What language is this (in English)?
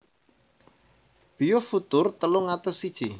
Javanese